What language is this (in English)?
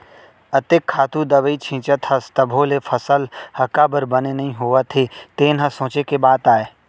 Chhattisgarhi